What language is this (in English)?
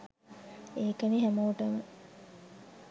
Sinhala